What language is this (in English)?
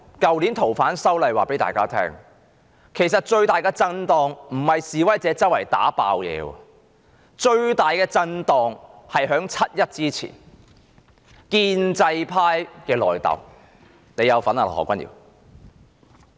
Cantonese